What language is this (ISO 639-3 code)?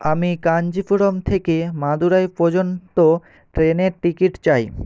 ben